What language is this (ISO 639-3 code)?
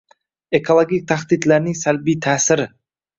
uzb